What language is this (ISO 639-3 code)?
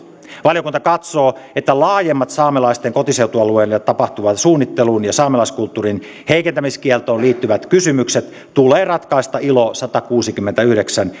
fin